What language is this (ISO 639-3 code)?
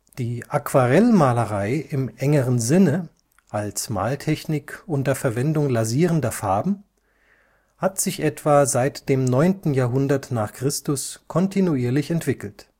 deu